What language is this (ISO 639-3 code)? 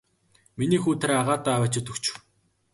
mon